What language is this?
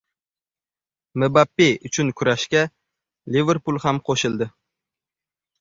Uzbek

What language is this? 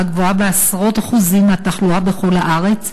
Hebrew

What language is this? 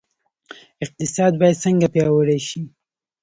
Pashto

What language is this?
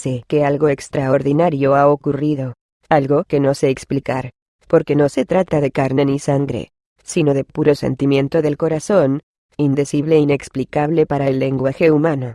Spanish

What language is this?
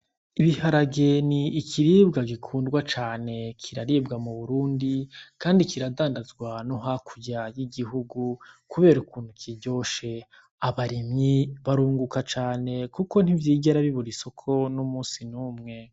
Rundi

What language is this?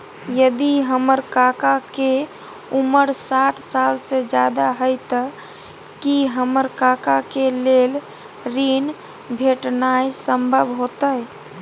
Maithili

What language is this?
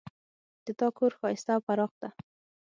Pashto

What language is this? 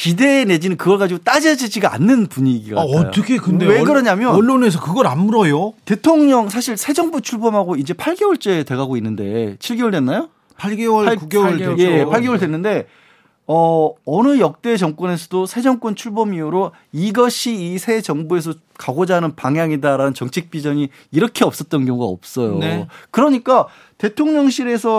Korean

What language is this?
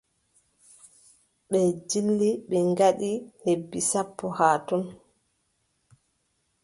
Adamawa Fulfulde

